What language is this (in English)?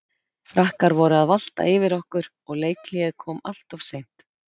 Icelandic